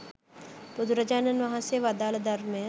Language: Sinhala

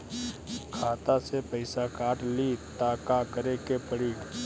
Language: Bhojpuri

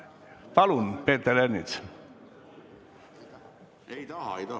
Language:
Estonian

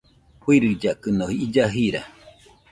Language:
Nüpode Huitoto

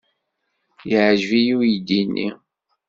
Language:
Kabyle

